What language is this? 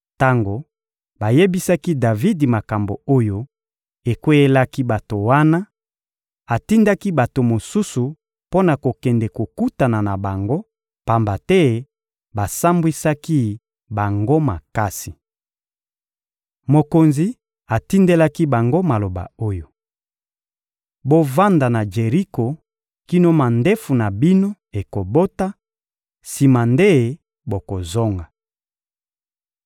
Lingala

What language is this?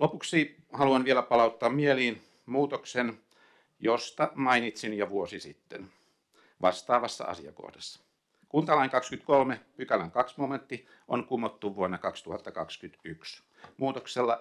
Finnish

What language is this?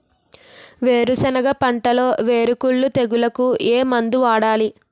Telugu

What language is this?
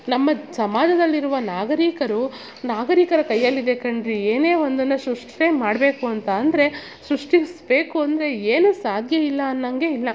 Kannada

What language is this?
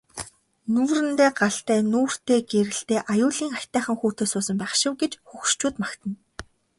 Mongolian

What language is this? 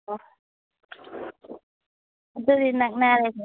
Manipuri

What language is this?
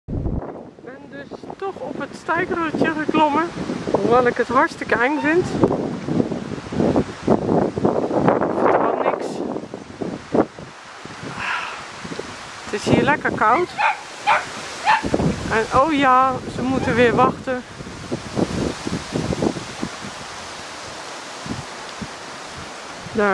Dutch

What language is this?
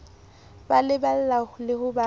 Southern Sotho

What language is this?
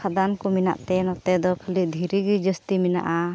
Santali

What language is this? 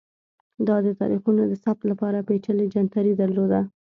Pashto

